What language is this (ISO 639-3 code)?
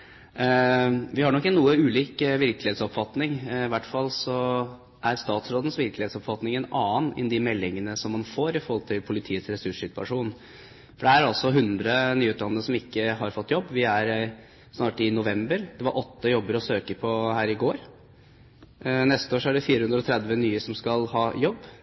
nob